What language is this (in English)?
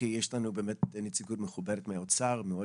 Hebrew